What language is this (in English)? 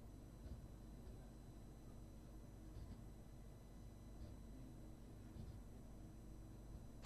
Hindi